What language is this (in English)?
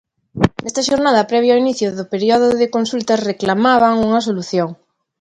Galician